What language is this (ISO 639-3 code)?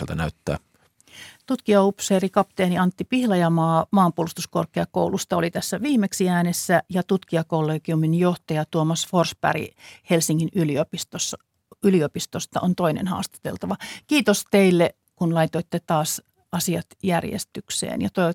fin